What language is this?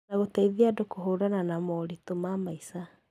Kikuyu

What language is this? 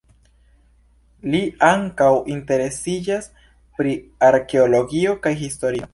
Esperanto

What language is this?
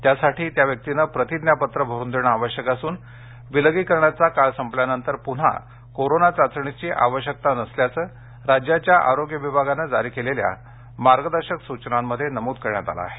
Marathi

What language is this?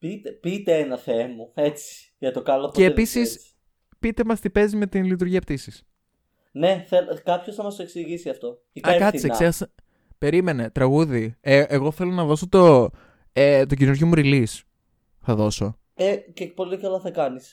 Greek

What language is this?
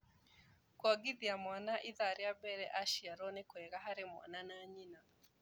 Kikuyu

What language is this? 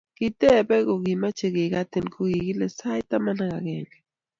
Kalenjin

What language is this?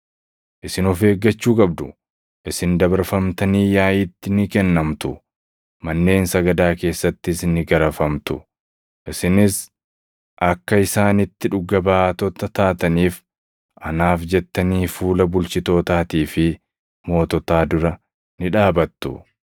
Oromo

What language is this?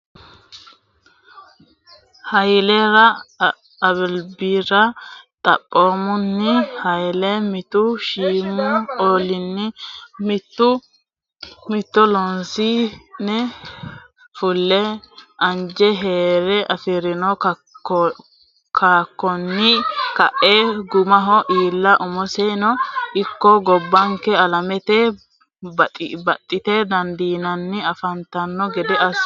Sidamo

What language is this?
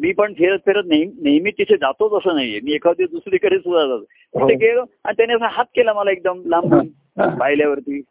Marathi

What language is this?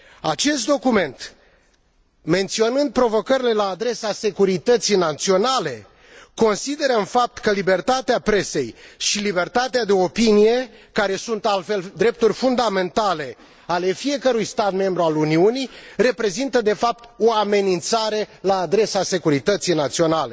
Romanian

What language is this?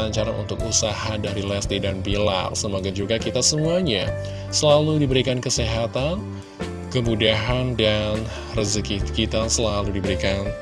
Indonesian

